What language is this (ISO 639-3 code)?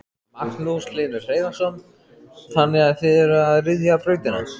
isl